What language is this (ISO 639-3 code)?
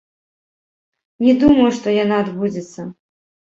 bel